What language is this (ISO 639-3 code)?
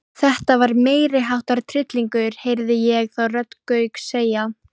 isl